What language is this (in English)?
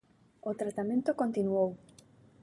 Galician